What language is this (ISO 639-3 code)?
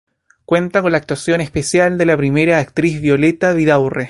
spa